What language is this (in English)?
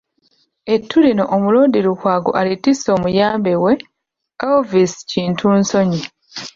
Ganda